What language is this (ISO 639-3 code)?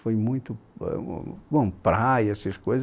por